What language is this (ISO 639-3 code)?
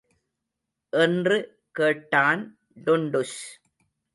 tam